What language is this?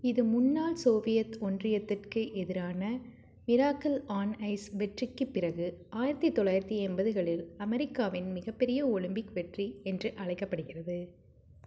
Tamil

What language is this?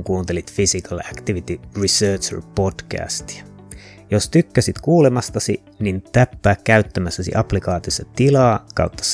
Finnish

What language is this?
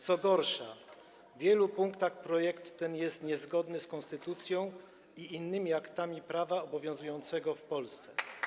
Polish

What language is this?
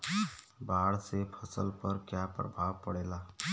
Bhojpuri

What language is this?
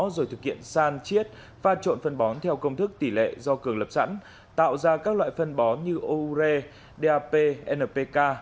Vietnamese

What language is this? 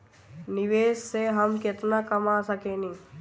Bhojpuri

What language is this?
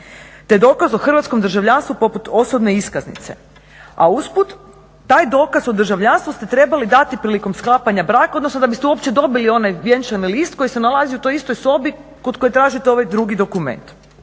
Croatian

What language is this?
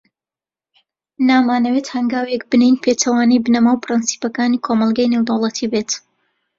Central Kurdish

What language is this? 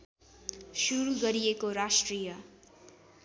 Nepali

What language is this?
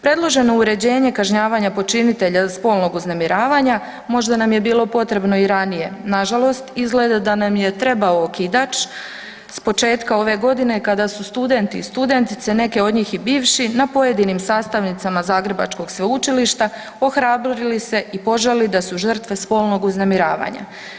Croatian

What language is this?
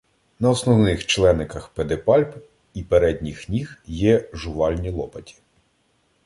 Ukrainian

